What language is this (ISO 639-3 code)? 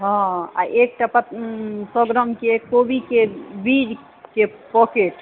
mai